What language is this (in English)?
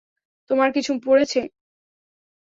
Bangla